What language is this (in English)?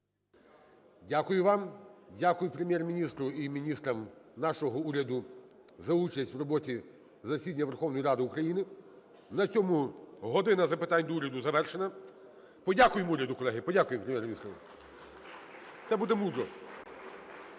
Ukrainian